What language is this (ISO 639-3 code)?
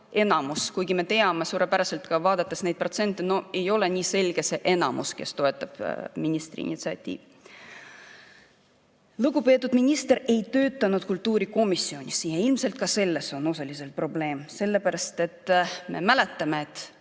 est